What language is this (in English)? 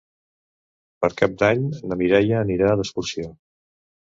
Catalan